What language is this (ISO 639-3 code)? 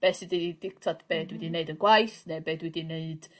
cym